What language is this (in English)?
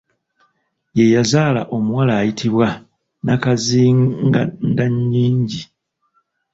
Ganda